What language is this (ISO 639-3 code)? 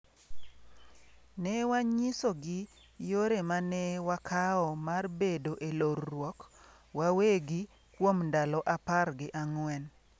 luo